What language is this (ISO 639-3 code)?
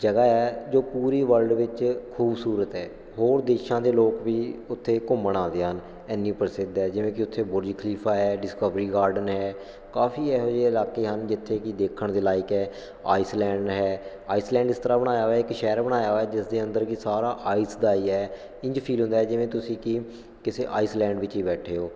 pan